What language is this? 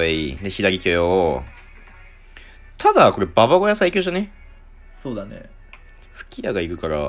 Japanese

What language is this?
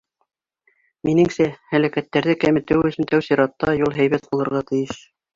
Bashkir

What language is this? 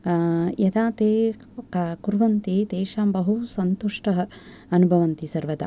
Sanskrit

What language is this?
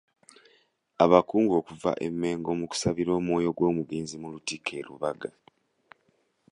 Ganda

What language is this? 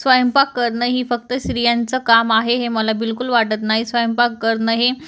Marathi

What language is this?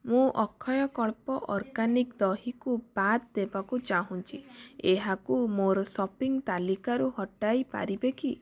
Odia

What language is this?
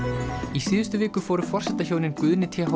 Icelandic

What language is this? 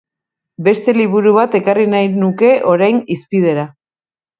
Basque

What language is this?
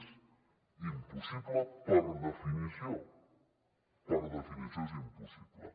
Catalan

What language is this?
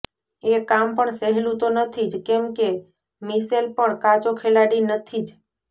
Gujarati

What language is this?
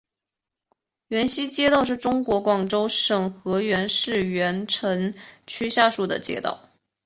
Chinese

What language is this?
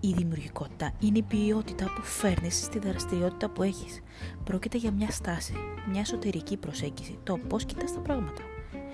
Greek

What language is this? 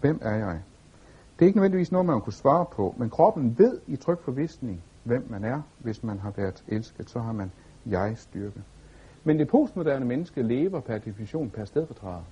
Danish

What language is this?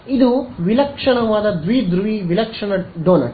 Kannada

